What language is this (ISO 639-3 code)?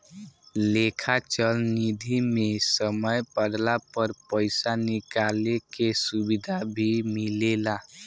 bho